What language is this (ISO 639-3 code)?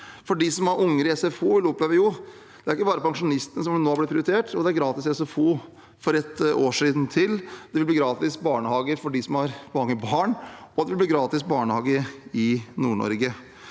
nor